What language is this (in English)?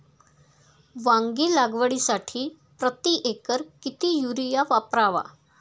Marathi